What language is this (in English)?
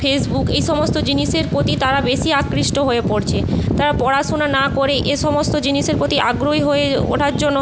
Bangla